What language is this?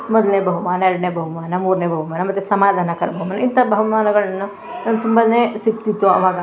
Kannada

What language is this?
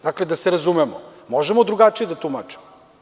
Serbian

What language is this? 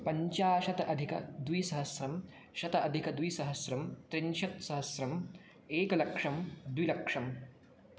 Sanskrit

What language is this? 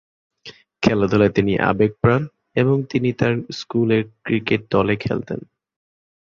Bangla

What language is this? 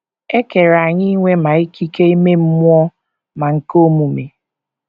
Igbo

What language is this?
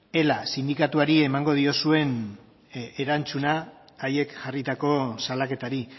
Basque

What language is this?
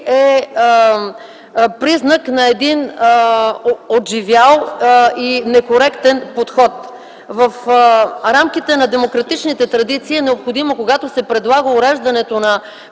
Bulgarian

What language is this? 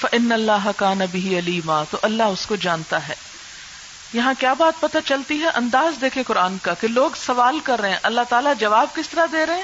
Urdu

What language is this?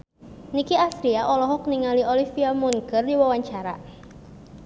Sundanese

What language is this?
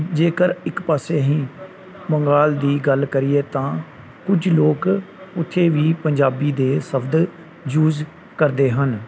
Punjabi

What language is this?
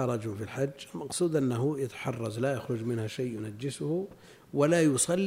Arabic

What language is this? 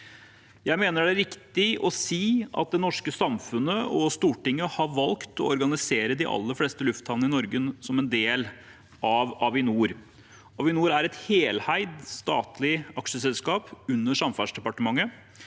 Norwegian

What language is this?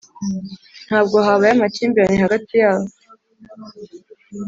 Kinyarwanda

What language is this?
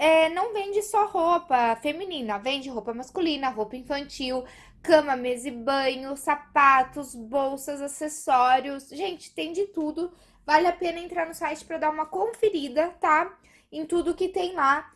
Portuguese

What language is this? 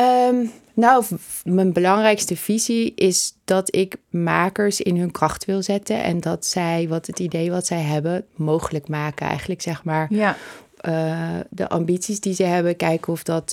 Dutch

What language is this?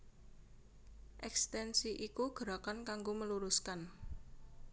Javanese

